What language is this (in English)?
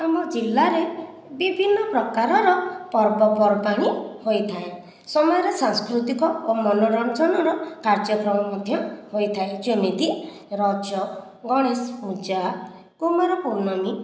Odia